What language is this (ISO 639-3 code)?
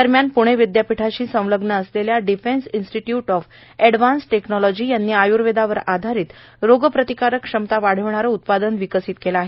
mar